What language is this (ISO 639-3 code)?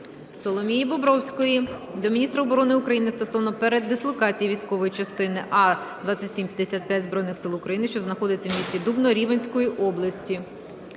ukr